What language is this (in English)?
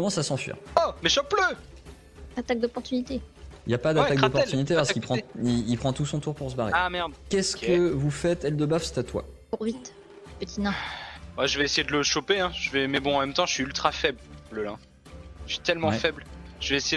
French